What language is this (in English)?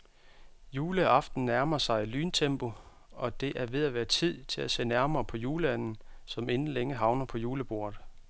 Danish